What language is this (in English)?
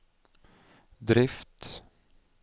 Norwegian